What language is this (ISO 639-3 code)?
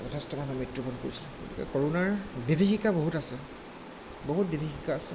asm